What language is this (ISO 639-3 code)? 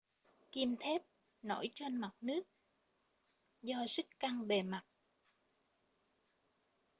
vie